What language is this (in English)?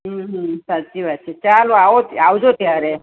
Gujarati